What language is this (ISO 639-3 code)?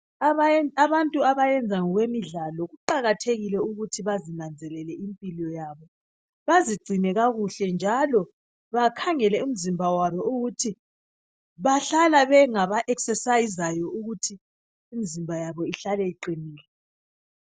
nde